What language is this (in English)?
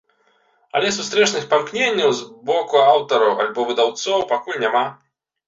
Belarusian